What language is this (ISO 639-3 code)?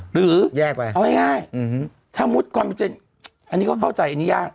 tha